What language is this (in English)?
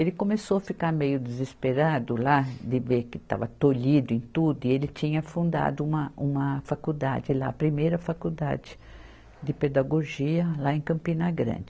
Portuguese